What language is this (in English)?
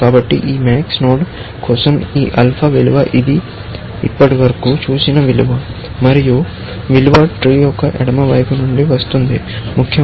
Telugu